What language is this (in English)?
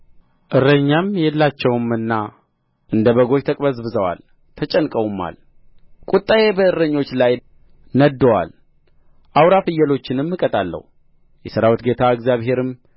Amharic